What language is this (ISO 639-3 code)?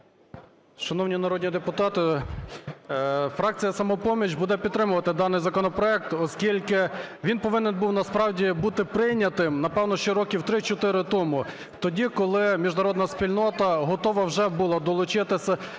ukr